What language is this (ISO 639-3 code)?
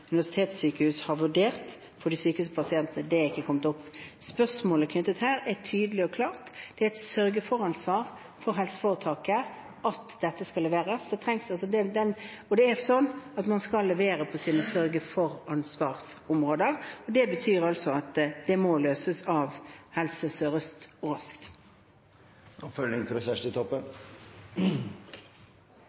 nor